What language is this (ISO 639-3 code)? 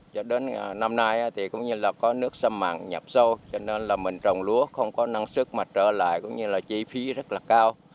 vie